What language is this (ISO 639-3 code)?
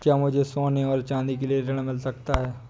hin